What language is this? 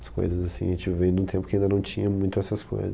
Portuguese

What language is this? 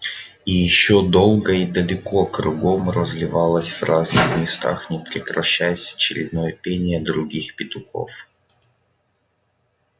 Russian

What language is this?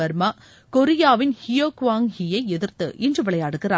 Tamil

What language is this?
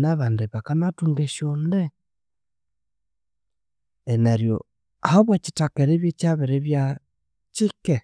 Konzo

